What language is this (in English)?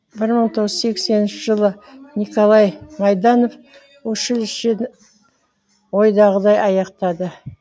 Kazakh